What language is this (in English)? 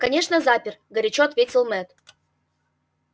Russian